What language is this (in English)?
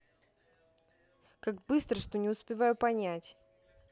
Russian